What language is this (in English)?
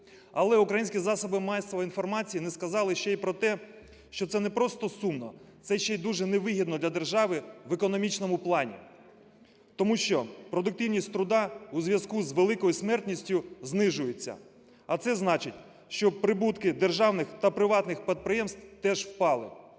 Ukrainian